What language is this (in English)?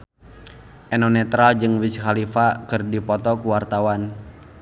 Sundanese